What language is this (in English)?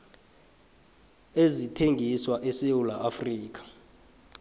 South Ndebele